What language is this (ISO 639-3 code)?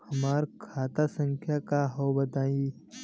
bho